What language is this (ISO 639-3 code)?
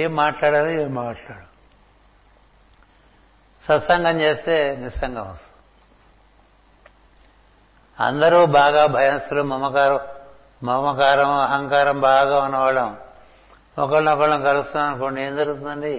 tel